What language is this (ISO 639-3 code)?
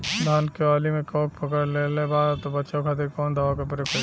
bho